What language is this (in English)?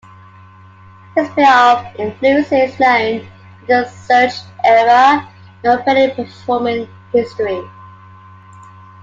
English